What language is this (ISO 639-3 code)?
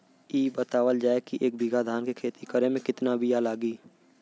bho